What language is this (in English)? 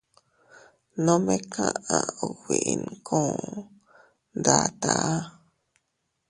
Teutila Cuicatec